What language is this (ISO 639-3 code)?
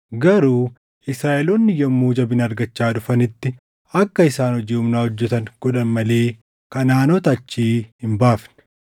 orm